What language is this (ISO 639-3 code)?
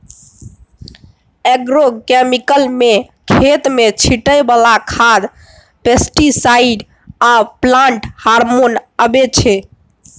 mai